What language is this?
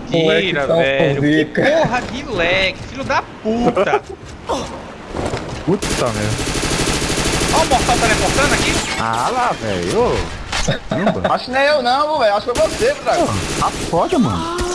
Portuguese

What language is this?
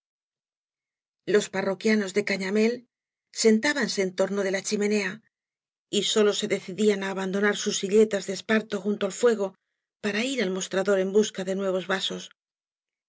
Spanish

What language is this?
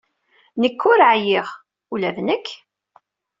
Kabyle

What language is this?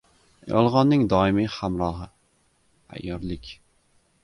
Uzbek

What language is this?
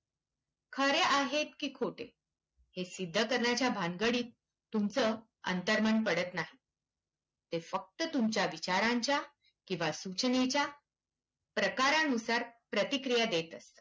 Marathi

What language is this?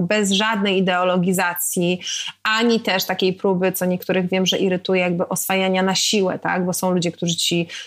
Polish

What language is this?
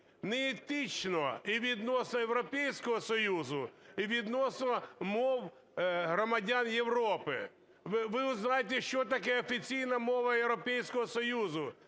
Ukrainian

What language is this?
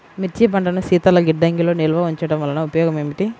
Telugu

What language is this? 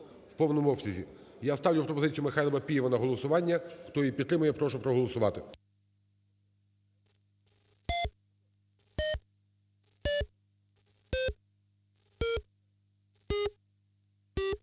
Ukrainian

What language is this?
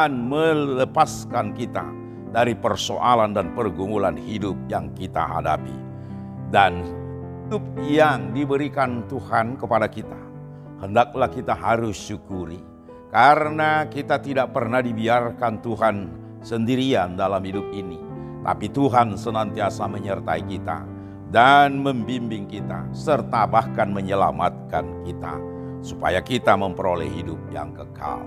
Indonesian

